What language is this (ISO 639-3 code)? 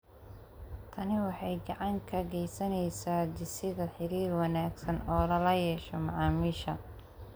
som